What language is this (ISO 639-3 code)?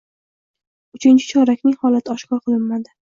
uzb